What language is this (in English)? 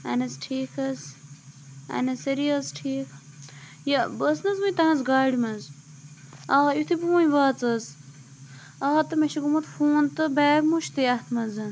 Kashmiri